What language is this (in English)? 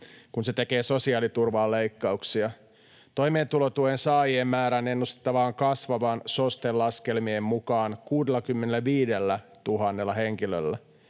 Finnish